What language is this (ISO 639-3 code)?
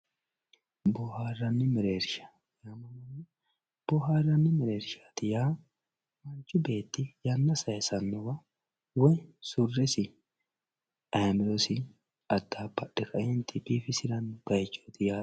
sid